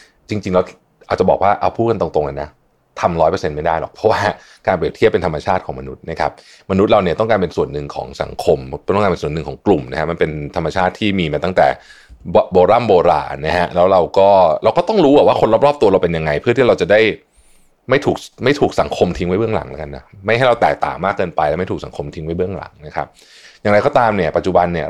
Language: Thai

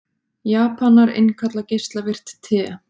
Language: Icelandic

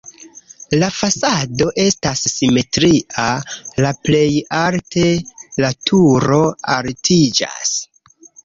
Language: Esperanto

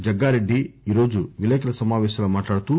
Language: Telugu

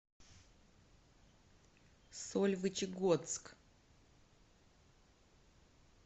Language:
Russian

